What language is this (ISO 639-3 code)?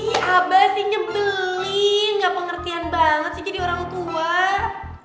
ind